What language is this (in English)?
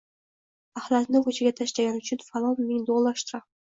Uzbek